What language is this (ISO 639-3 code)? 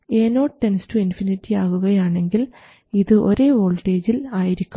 mal